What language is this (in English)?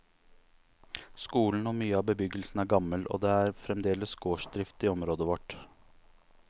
Norwegian